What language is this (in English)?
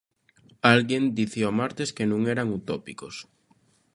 Galician